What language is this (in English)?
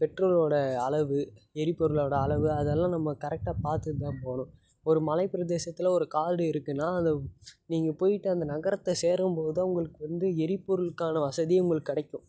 Tamil